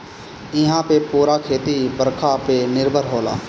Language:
Bhojpuri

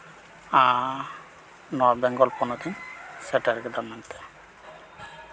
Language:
Santali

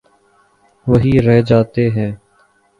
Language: Urdu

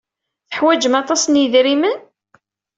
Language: Kabyle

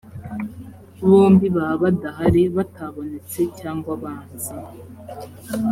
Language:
Kinyarwanda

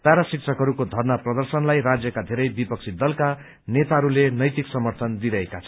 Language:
Nepali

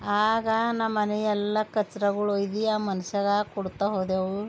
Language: Kannada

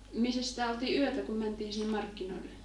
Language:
Finnish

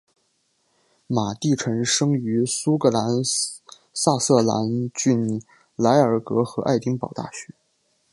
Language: Chinese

